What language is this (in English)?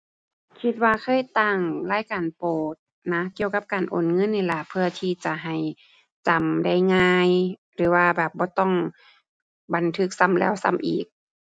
Thai